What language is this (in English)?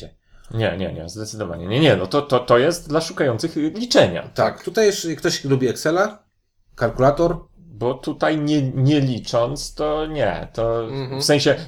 Polish